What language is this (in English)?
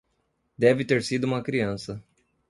Portuguese